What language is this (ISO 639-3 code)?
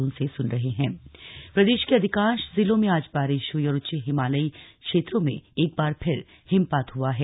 hin